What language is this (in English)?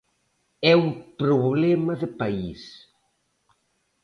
Galician